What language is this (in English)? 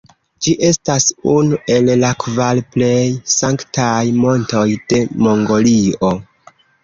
Esperanto